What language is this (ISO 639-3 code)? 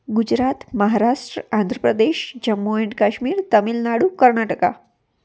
guj